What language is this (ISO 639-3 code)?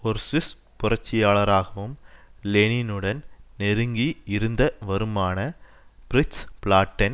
tam